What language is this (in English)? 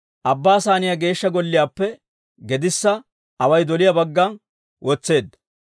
Dawro